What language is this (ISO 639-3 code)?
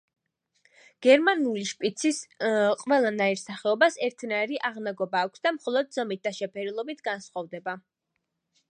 kat